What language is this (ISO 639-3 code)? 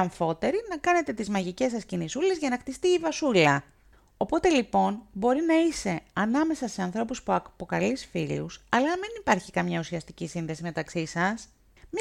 ell